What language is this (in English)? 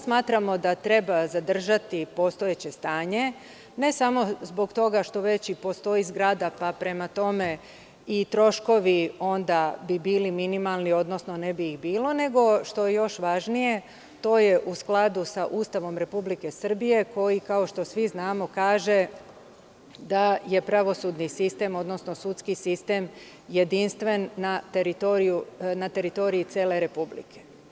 Serbian